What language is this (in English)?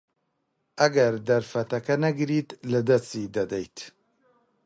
Central Kurdish